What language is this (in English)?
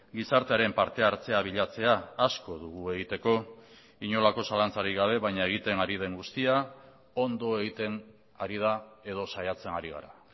Basque